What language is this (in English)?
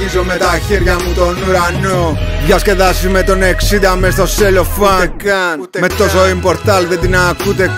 Greek